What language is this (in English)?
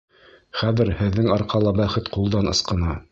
Bashkir